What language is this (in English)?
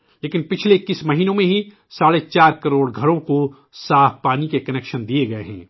Urdu